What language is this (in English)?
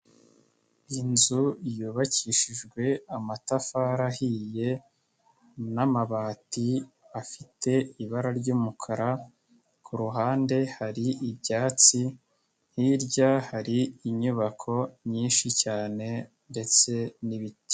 Kinyarwanda